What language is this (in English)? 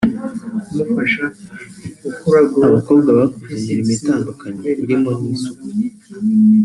Kinyarwanda